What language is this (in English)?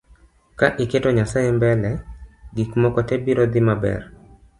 Luo (Kenya and Tanzania)